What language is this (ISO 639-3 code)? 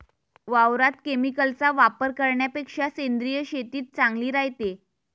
mar